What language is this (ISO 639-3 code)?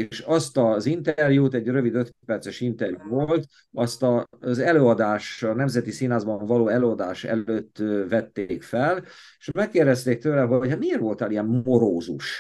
hun